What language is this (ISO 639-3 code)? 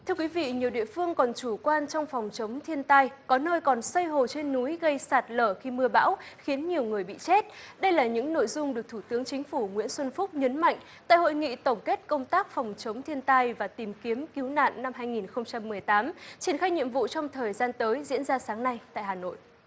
vie